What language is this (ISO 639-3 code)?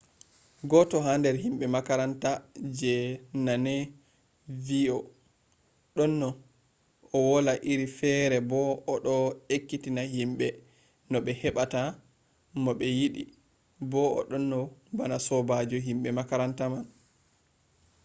ful